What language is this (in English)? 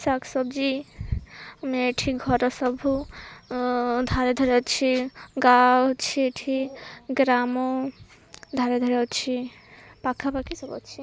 Odia